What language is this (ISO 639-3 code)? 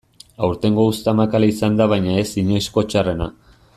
eus